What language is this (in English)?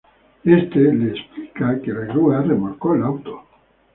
Spanish